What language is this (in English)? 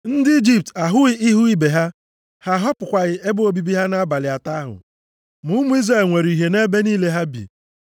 Igbo